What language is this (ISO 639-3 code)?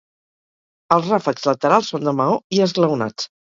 cat